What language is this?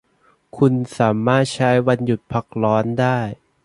Thai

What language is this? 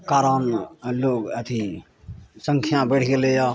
Maithili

